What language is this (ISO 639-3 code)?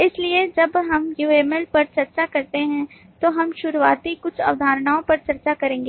hin